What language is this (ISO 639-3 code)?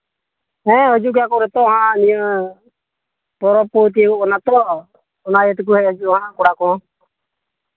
sat